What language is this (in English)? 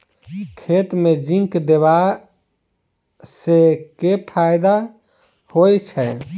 Maithili